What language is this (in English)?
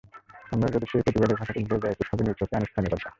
Bangla